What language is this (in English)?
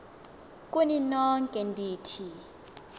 Xhosa